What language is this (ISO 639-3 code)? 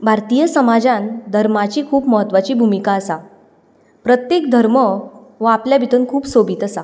kok